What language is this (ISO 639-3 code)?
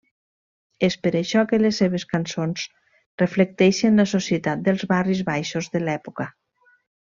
cat